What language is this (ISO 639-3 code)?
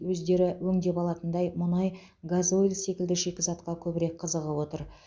kaz